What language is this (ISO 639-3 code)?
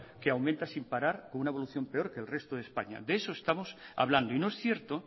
spa